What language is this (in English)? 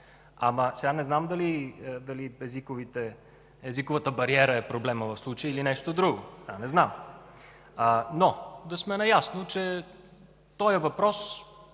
Bulgarian